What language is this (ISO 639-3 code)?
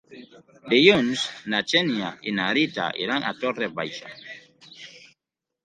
cat